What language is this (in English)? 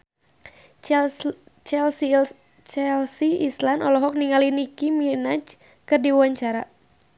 Sundanese